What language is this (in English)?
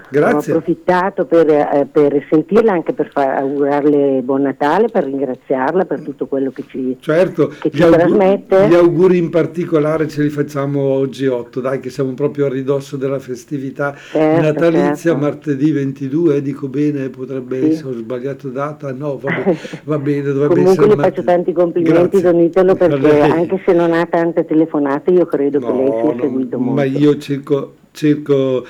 Italian